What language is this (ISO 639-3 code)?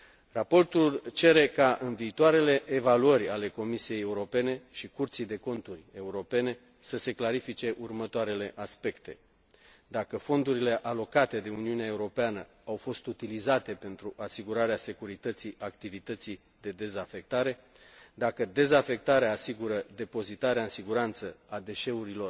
ron